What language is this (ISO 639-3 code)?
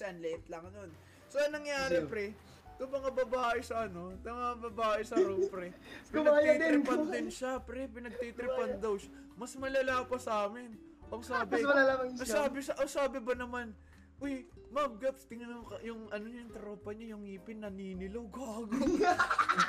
fil